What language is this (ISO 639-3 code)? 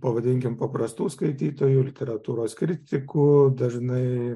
lit